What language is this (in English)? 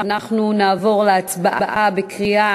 Hebrew